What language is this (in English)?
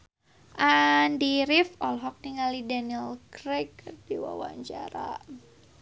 Sundanese